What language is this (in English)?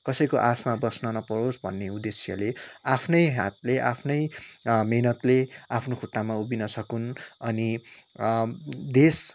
Nepali